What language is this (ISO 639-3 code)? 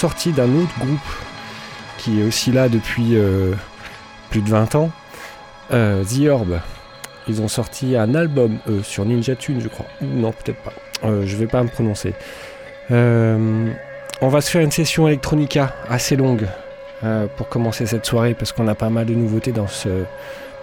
fra